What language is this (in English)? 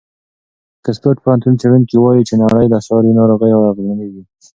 Pashto